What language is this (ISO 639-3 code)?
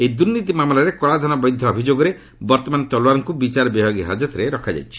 ori